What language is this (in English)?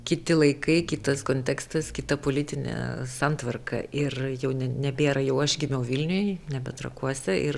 Lithuanian